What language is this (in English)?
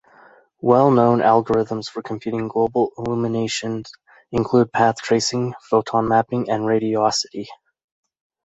English